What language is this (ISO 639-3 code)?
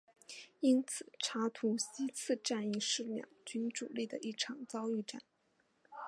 zho